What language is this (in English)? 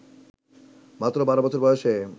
Bangla